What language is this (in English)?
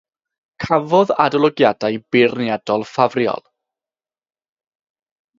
Welsh